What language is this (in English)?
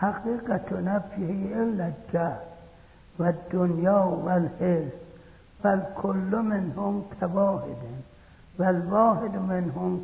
Persian